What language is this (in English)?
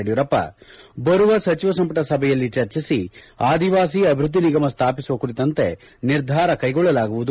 Kannada